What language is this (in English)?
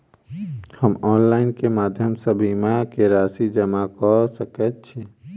Maithili